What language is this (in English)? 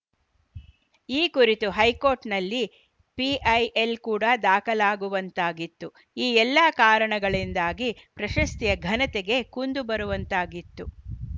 Kannada